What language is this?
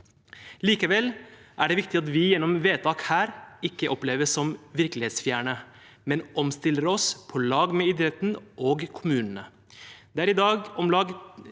Norwegian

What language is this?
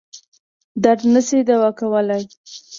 Pashto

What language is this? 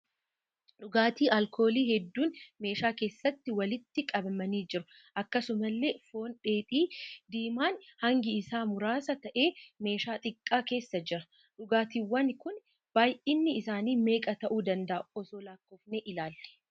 Oromo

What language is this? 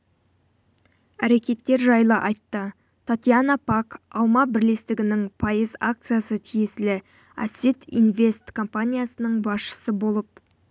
Kazakh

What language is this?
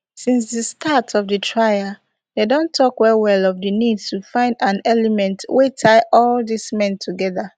Nigerian Pidgin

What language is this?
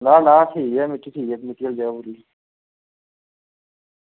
Dogri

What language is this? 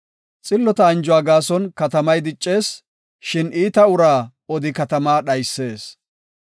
Gofa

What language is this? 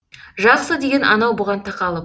Kazakh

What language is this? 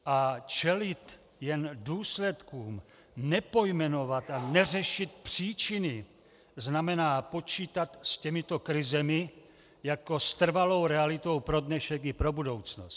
Czech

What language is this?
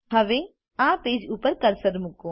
Gujarati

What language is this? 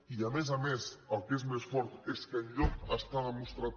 Catalan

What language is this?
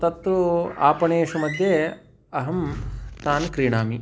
Sanskrit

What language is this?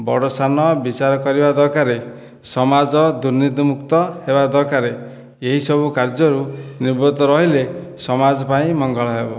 Odia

